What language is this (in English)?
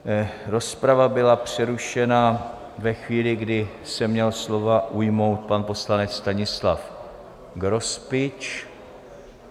Czech